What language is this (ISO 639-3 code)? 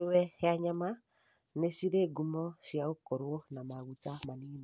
kik